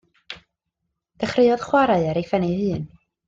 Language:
Welsh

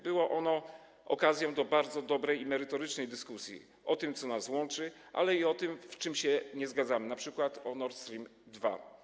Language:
Polish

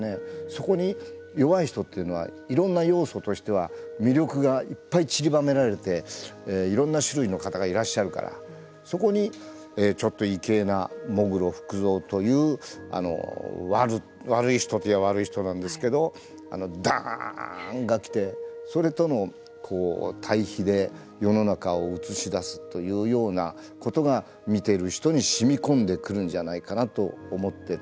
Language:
Japanese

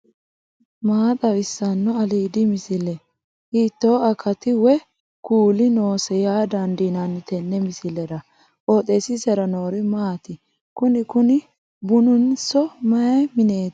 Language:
Sidamo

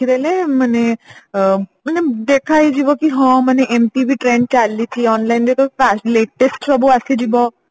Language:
Odia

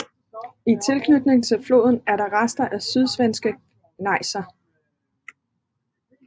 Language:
Danish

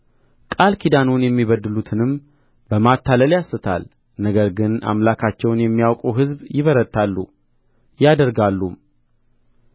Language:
Amharic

